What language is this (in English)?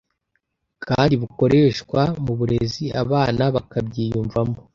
Kinyarwanda